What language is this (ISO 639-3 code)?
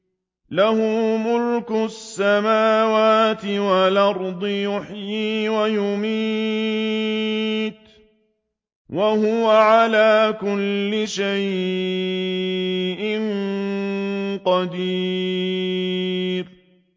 ara